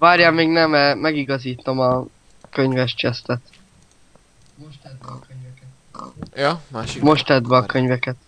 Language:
Hungarian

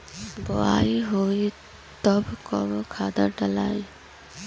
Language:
Bhojpuri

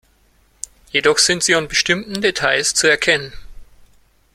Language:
German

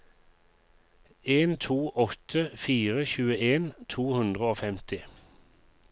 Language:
Norwegian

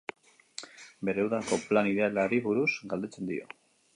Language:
Basque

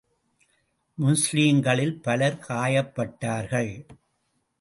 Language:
Tamil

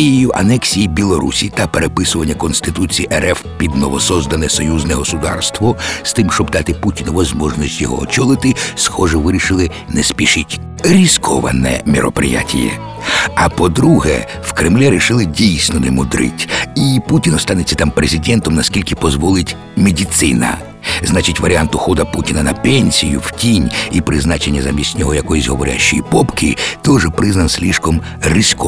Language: Ukrainian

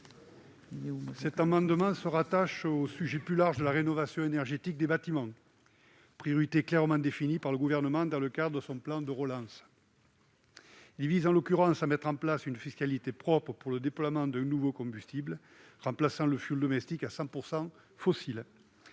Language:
French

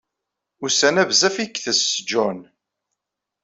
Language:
Kabyle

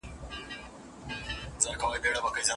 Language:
Pashto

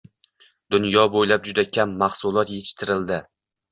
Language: Uzbek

